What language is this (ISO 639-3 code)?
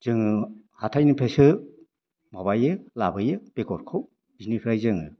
brx